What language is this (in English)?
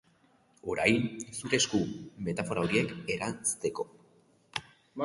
Basque